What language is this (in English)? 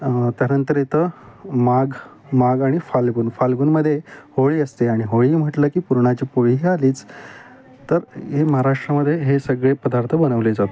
Marathi